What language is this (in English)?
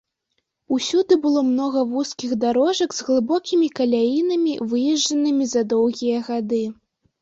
Belarusian